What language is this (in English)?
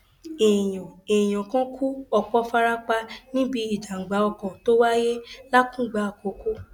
Yoruba